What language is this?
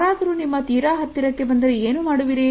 Kannada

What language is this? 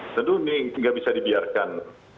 Indonesian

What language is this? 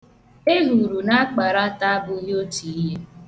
Igbo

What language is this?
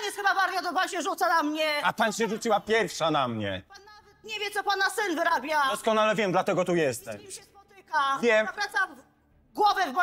Polish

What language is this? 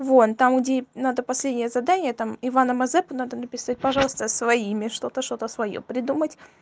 Russian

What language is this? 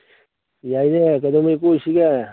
Manipuri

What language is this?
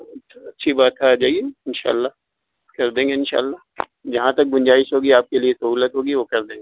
Urdu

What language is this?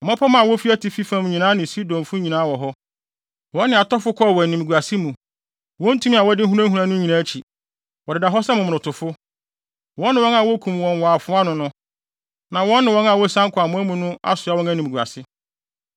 Akan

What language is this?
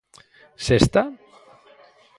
Galician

